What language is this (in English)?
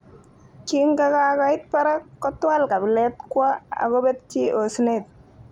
Kalenjin